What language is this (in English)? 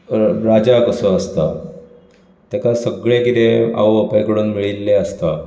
Konkani